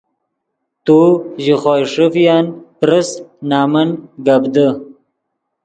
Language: Yidgha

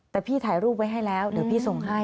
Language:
Thai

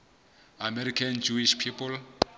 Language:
Southern Sotho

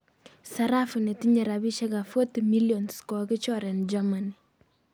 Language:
Kalenjin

